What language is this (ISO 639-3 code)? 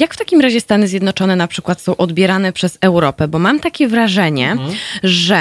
pol